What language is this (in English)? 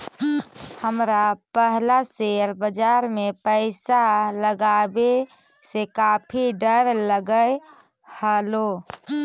Magahi